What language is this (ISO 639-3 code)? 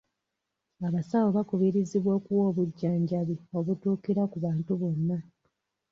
lug